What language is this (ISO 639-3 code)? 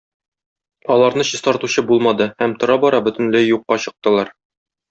tat